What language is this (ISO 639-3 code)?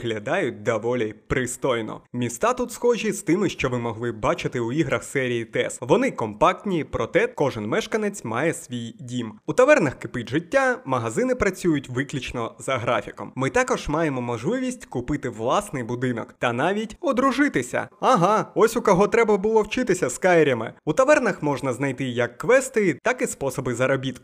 ukr